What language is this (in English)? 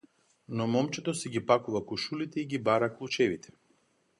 Macedonian